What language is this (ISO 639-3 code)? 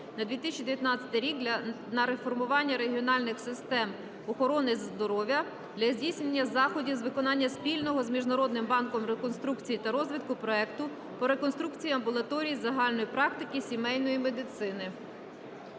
ukr